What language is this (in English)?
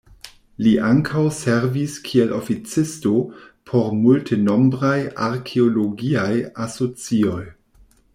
Esperanto